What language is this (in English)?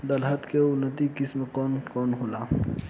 Bhojpuri